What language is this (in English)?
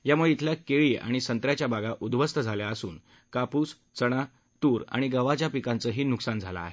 Marathi